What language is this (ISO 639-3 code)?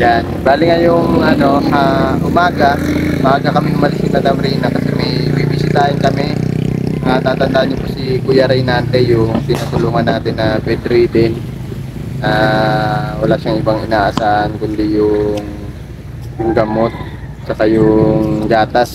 fil